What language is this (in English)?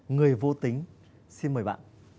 Vietnamese